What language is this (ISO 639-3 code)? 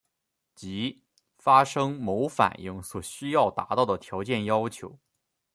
zho